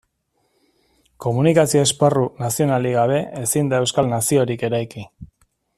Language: Basque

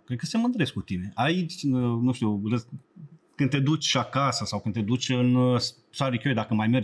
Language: Romanian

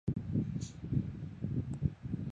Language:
Chinese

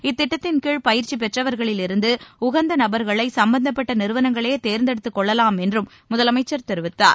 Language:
Tamil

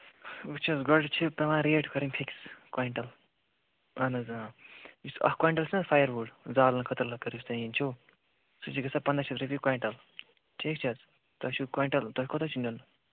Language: Kashmiri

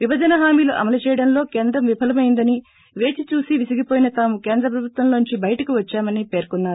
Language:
Telugu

